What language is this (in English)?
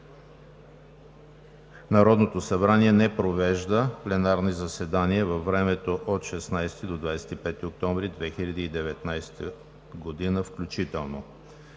Bulgarian